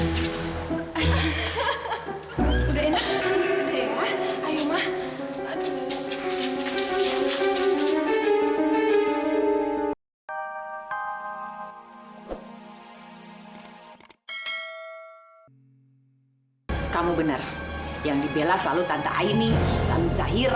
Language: Indonesian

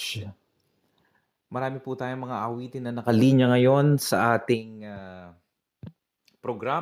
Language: Filipino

